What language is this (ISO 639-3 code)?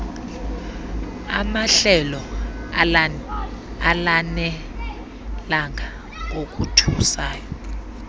xho